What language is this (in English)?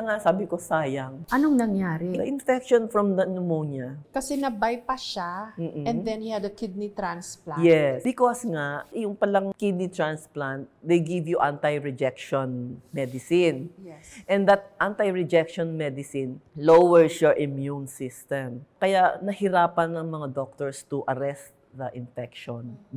Filipino